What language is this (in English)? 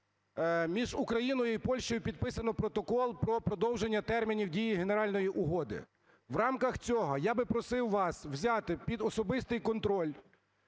Ukrainian